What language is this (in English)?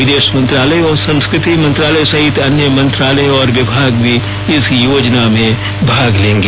Hindi